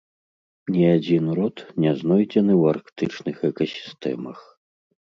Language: Belarusian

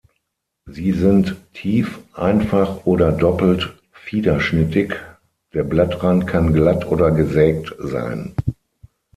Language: German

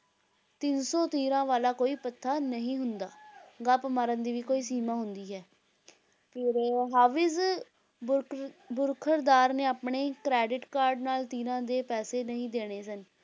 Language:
Punjabi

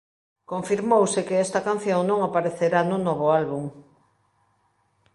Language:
Galician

